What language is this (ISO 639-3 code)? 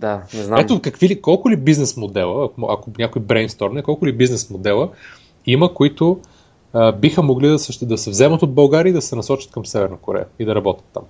bul